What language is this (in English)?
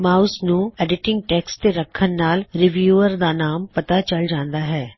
Punjabi